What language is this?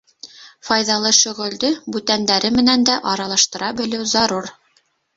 Bashkir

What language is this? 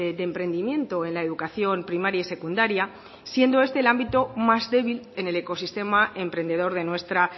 Spanish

